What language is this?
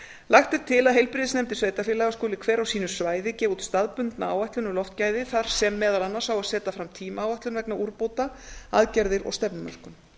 Icelandic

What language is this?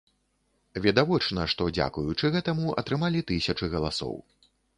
Belarusian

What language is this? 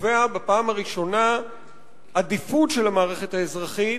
Hebrew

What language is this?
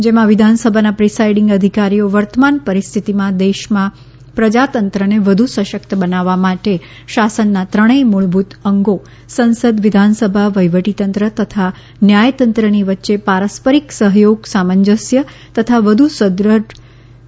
Gujarati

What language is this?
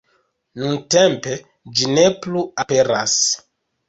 Esperanto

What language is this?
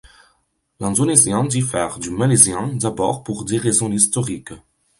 French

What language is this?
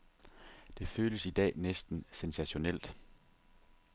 Danish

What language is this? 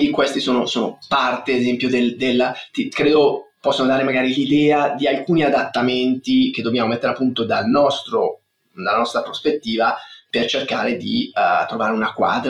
Italian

